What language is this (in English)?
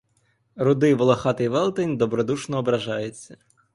Ukrainian